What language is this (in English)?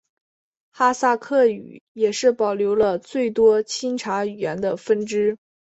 Chinese